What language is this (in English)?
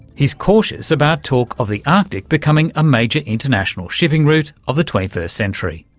English